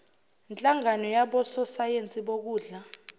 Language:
Zulu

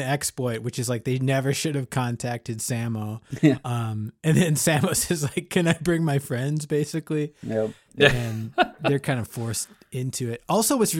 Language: English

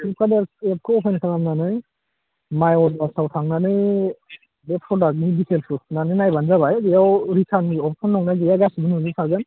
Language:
Bodo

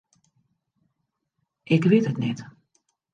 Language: Western Frisian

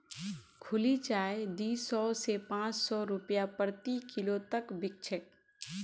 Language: Magahi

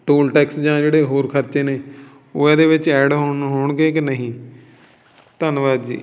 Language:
Punjabi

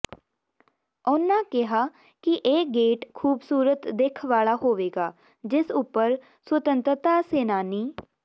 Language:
Punjabi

